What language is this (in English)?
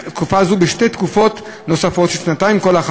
Hebrew